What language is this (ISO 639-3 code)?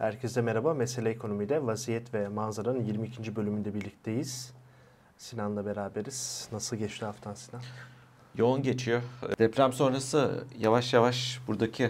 tur